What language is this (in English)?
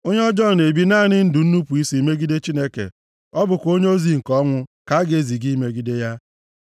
Igbo